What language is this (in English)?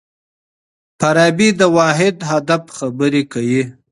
Pashto